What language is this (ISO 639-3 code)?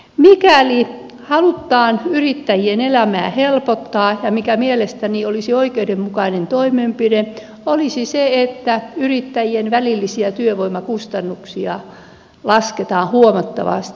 fin